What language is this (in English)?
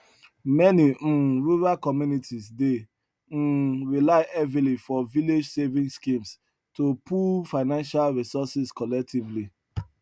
Nigerian Pidgin